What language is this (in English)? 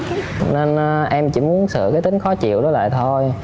Vietnamese